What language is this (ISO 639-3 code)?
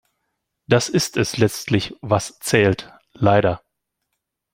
deu